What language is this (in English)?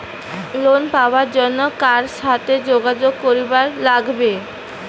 Bangla